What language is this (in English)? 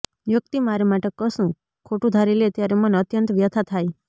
Gujarati